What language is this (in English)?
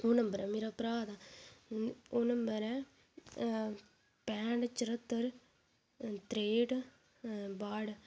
Dogri